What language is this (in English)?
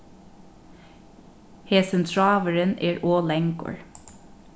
Faroese